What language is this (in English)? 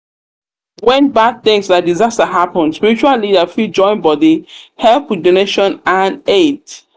Nigerian Pidgin